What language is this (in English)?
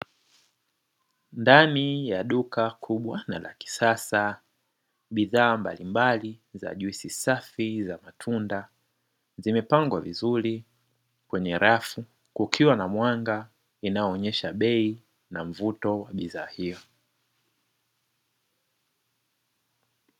Swahili